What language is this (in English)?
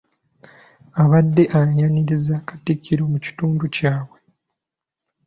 Ganda